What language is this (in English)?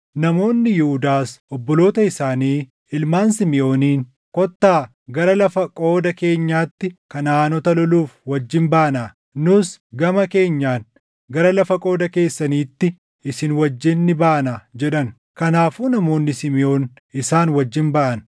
Oromo